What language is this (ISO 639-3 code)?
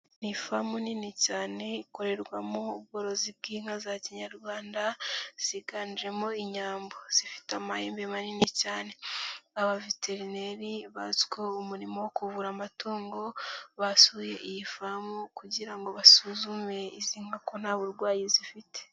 kin